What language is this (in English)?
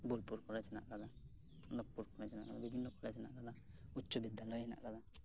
Santali